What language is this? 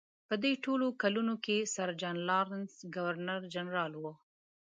Pashto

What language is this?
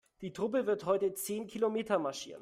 German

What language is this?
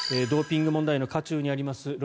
Japanese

